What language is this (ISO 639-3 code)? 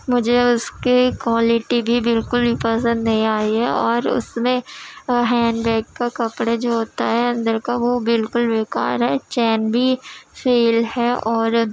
urd